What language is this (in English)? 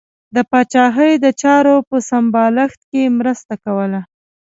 Pashto